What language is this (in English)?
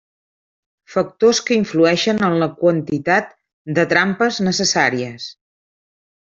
Catalan